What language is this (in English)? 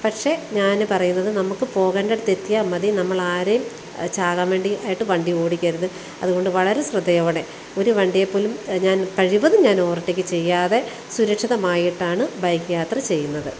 Malayalam